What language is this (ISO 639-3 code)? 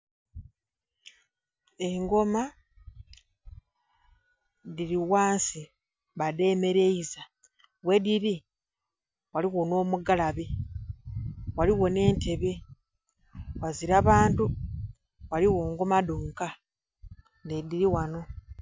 xog